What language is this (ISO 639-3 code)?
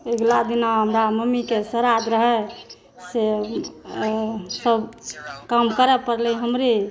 mai